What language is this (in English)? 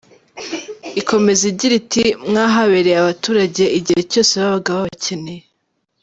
Kinyarwanda